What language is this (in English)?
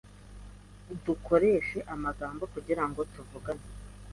Kinyarwanda